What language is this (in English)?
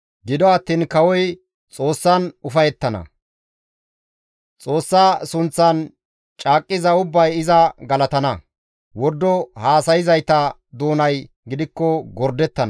Gamo